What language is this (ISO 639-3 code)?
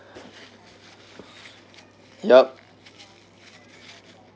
eng